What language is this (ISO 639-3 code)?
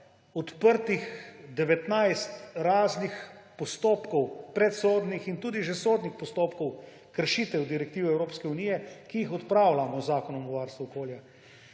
slv